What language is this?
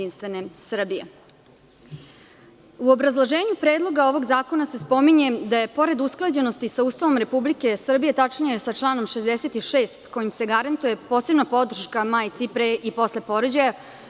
Serbian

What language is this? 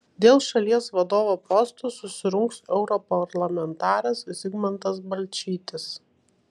Lithuanian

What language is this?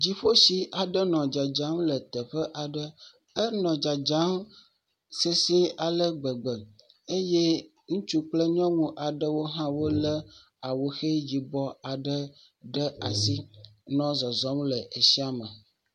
Ewe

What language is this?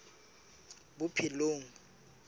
Southern Sotho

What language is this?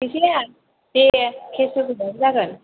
Bodo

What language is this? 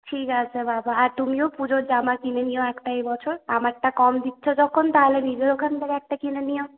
Bangla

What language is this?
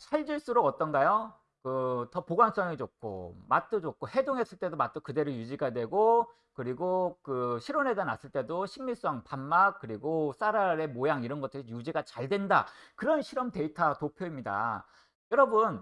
Korean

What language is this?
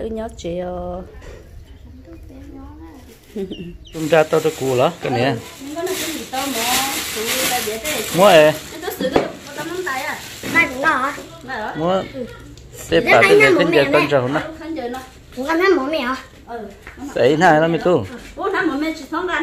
Vietnamese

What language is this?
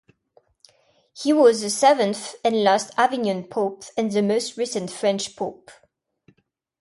English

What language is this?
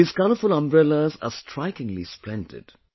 English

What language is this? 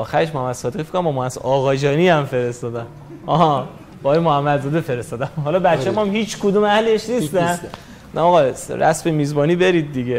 Persian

